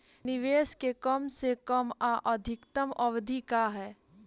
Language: Bhojpuri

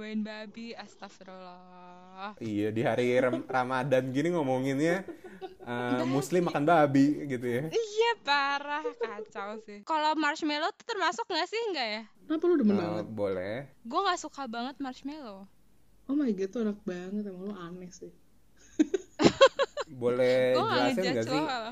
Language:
Indonesian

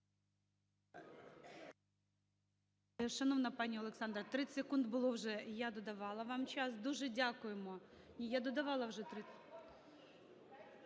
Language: Ukrainian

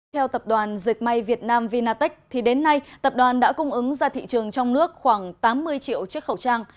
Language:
Vietnamese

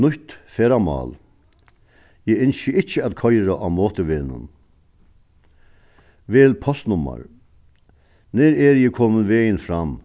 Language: Faroese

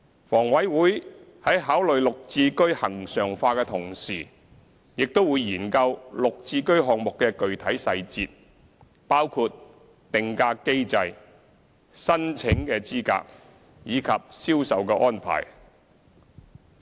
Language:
Cantonese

